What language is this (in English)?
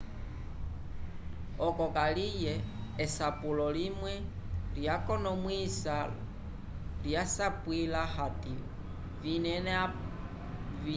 Umbundu